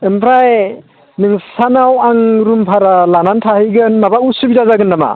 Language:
Bodo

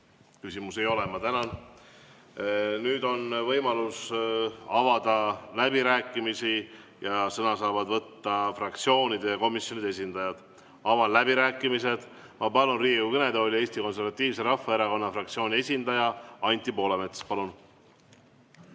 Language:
Estonian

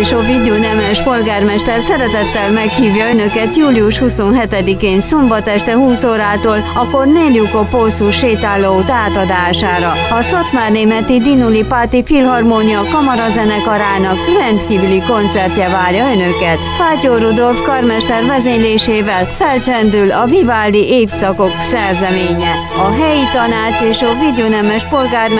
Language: Hungarian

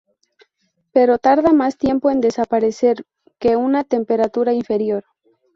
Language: Spanish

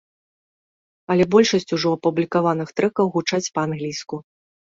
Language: Belarusian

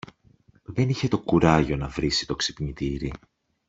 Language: Greek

